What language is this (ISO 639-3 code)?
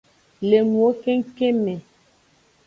ajg